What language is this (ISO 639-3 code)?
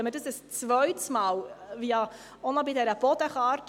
gsw